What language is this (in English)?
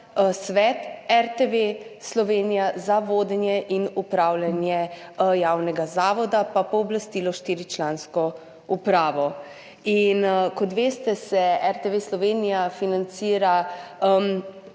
Slovenian